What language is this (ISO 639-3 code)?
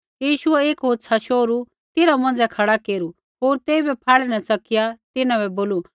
kfx